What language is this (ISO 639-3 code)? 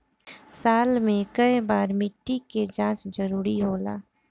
bho